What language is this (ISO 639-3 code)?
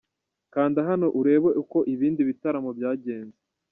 kin